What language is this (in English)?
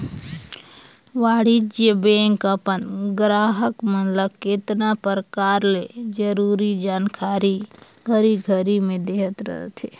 Chhattisgarhi